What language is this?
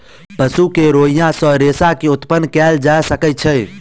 Maithili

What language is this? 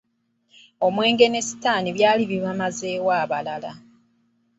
Ganda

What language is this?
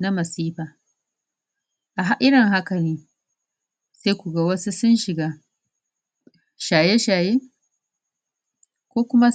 Hausa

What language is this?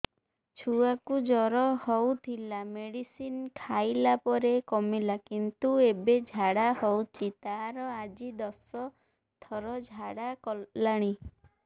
Odia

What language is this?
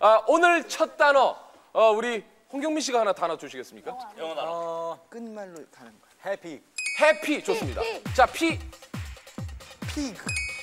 Korean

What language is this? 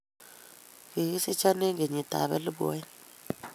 Kalenjin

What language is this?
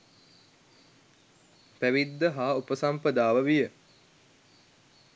Sinhala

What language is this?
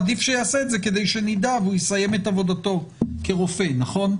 Hebrew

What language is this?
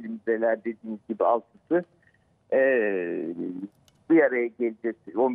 Turkish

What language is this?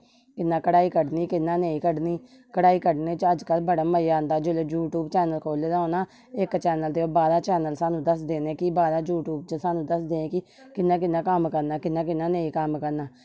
Dogri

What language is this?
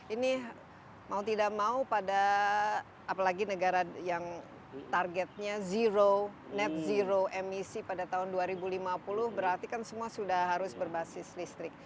Indonesian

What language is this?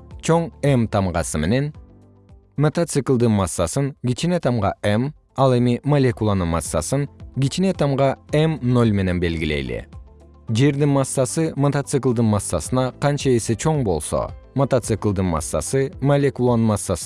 Kyrgyz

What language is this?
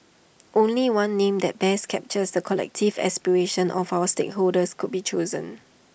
English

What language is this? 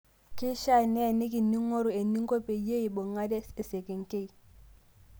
Masai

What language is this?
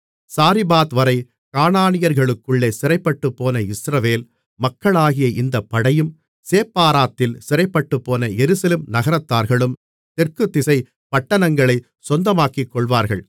Tamil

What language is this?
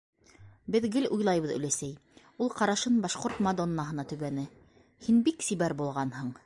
Bashkir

